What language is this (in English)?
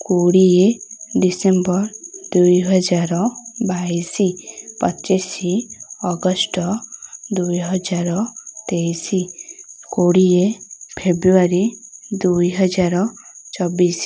Odia